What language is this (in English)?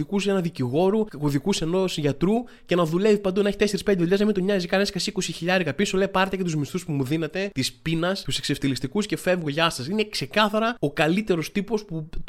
Greek